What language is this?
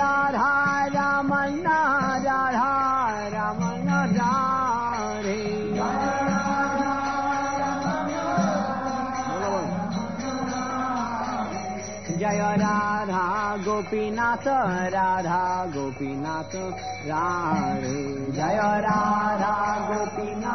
Italian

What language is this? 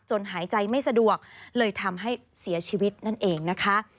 Thai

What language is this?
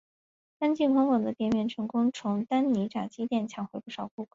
Chinese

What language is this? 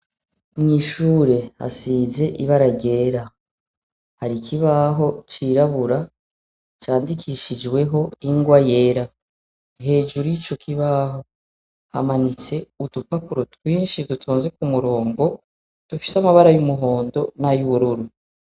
Rundi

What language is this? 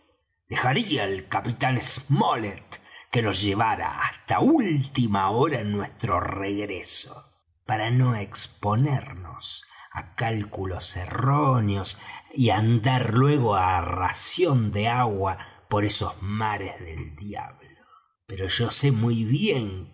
Spanish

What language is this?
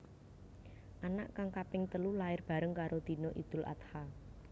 Javanese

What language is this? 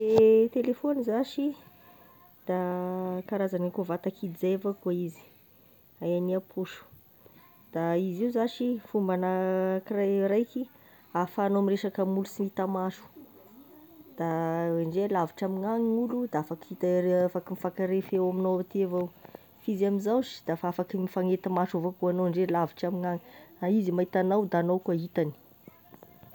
Tesaka Malagasy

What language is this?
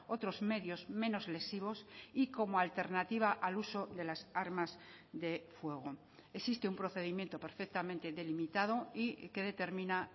Spanish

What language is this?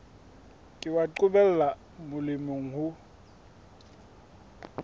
Southern Sotho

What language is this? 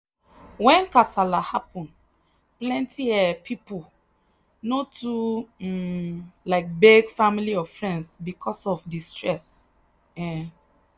Nigerian Pidgin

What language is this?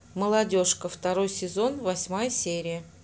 Russian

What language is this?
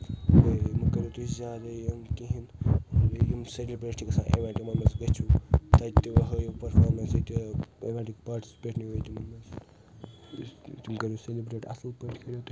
Kashmiri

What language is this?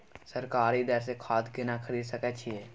Maithili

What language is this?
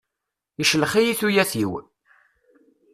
Kabyle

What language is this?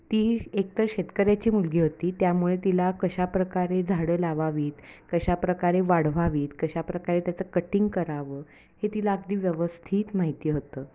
Marathi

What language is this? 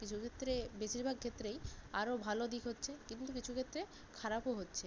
Bangla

